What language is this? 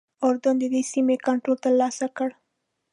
Pashto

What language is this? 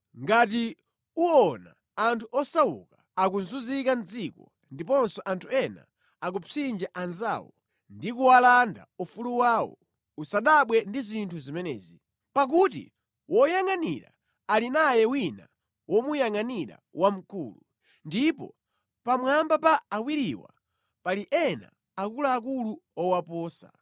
Nyanja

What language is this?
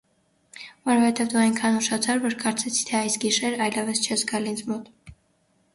Armenian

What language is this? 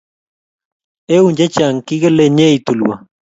Kalenjin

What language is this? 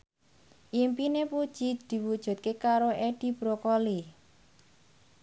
Javanese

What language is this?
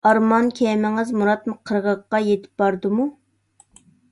Uyghur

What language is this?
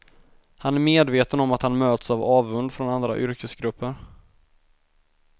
Swedish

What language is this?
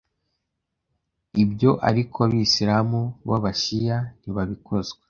Kinyarwanda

